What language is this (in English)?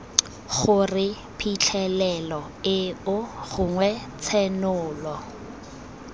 Tswana